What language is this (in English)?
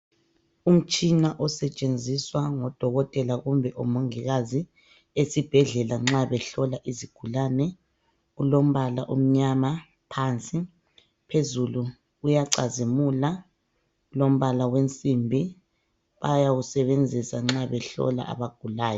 North Ndebele